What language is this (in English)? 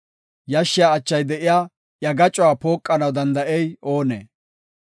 Gofa